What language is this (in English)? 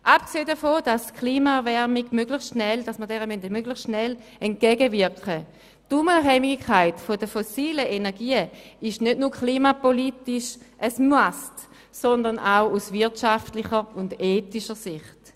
Swiss German